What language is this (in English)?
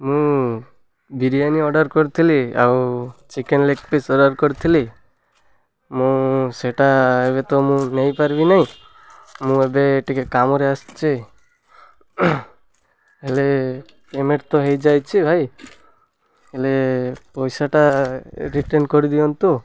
Odia